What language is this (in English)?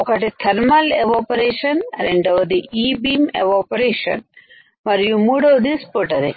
Telugu